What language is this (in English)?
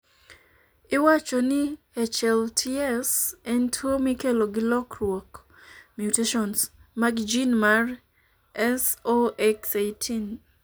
Luo (Kenya and Tanzania)